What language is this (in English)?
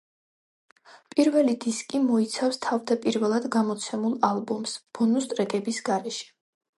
Georgian